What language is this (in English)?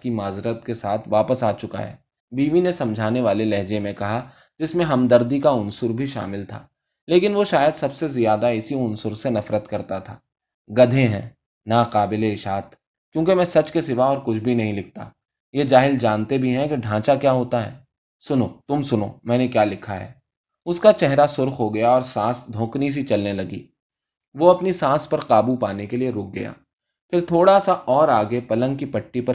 Urdu